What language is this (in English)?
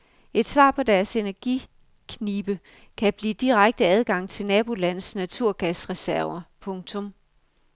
Danish